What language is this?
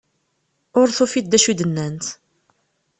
Kabyle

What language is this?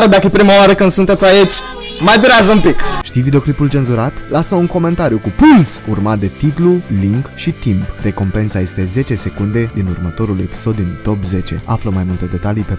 Romanian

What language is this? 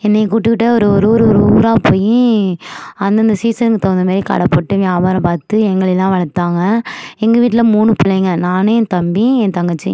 Tamil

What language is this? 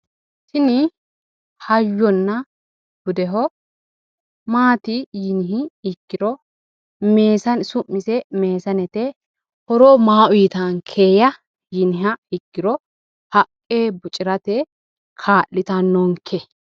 Sidamo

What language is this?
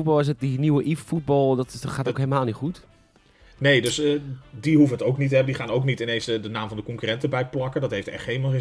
Dutch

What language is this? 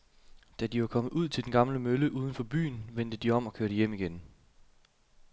Danish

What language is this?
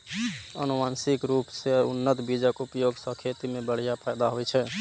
Maithili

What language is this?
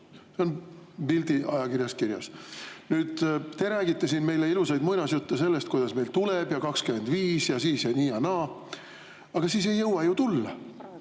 Estonian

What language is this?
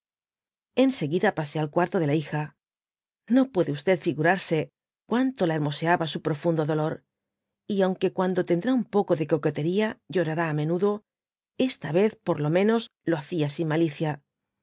Spanish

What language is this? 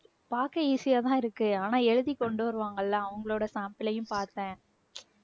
Tamil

